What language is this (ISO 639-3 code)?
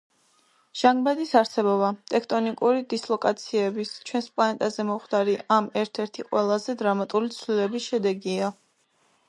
kat